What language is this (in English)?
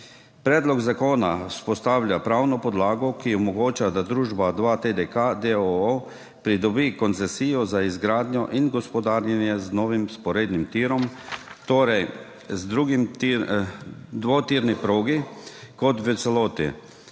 Slovenian